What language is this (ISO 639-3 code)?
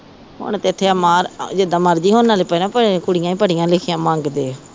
pan